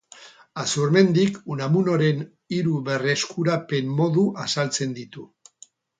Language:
Basque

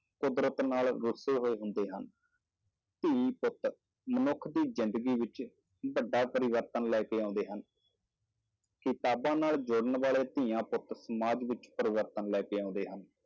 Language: Punjabi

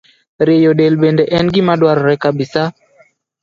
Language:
Luo (Kenya and Tanzania)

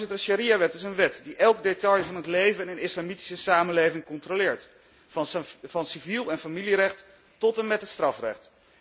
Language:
Dutch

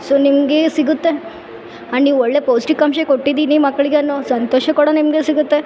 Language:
Kannada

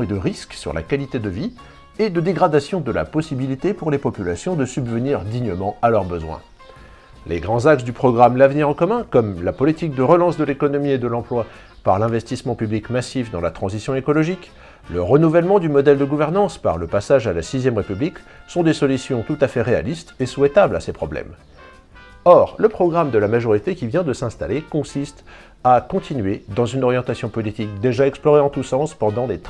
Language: French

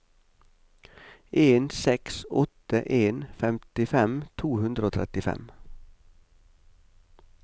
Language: Norwegian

